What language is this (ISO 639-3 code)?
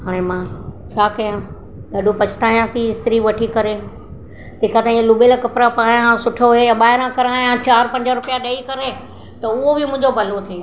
snd